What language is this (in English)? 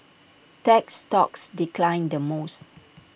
English